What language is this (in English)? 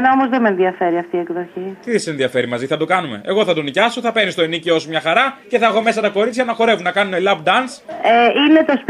Greek